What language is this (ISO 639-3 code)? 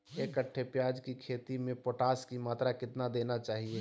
mag